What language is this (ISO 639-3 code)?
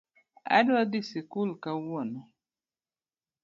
luo